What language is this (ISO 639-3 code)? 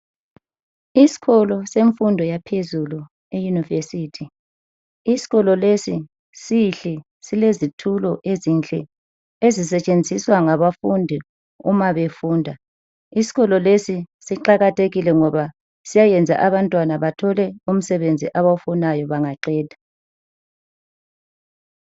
nde